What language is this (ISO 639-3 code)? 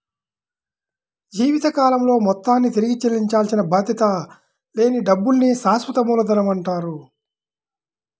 tel